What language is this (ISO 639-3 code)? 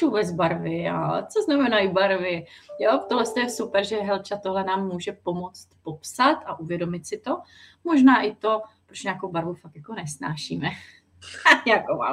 ces